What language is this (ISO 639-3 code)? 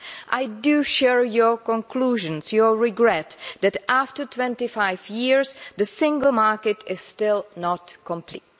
eng